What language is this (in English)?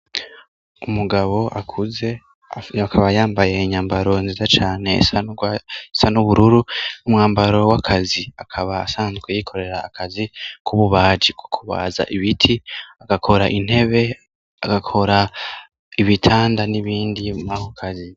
Rundi